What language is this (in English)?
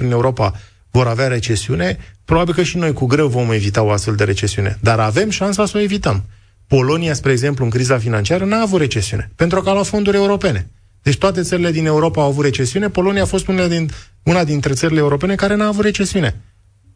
Romanian